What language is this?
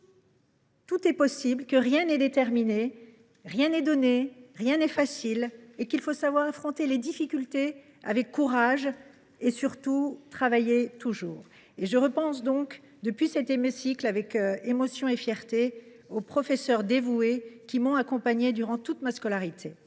French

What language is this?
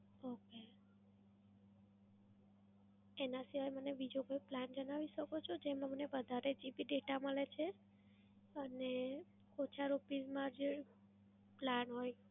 Gujarati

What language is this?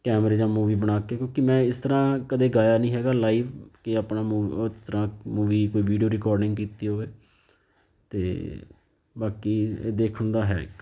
Punjabi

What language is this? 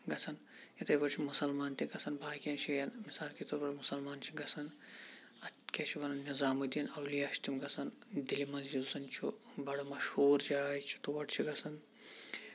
Kashmiri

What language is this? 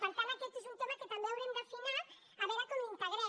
Catalan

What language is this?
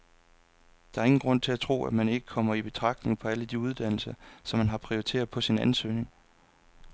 Danish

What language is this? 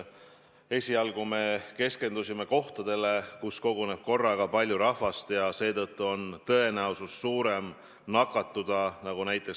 Estonian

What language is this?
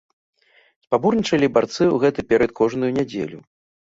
Belarusian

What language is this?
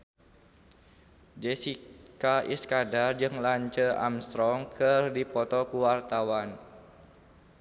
Sundanese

